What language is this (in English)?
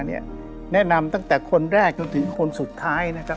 Thai